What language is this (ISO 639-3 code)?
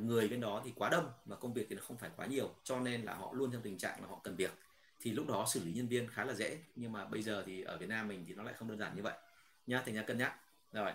vie